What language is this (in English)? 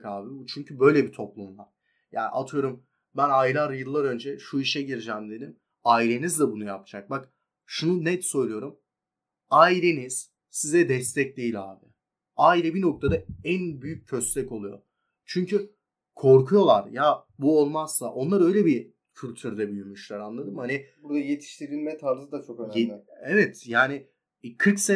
Turkish